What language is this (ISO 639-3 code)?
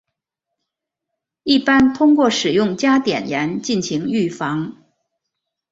zho